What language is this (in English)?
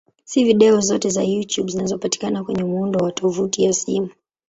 Swahili